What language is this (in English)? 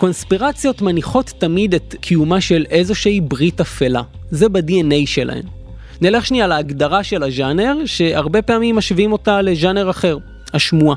Hebrew